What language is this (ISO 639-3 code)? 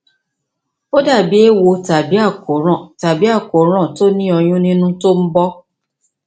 yor